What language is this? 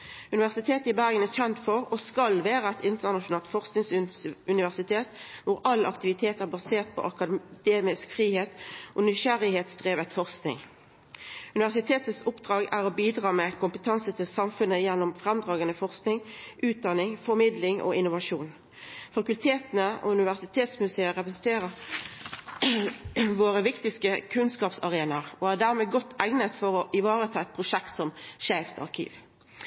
Norwegian Nynorsk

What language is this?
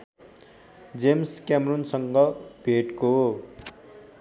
Nepali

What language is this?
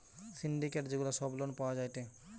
Bangla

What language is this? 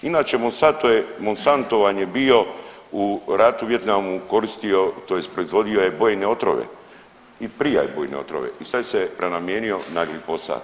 Croatian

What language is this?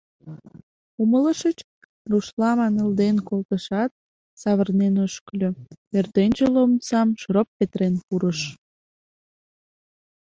Mari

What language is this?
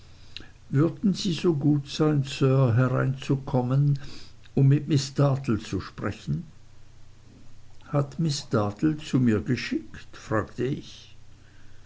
German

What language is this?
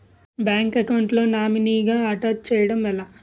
Telugu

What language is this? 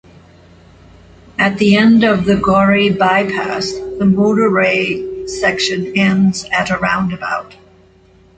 English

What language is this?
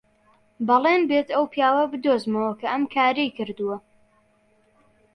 Central Kurdish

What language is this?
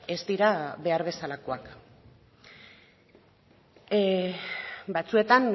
Basque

